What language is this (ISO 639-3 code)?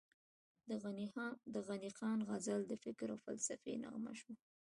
pus